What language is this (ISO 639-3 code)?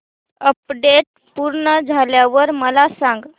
mar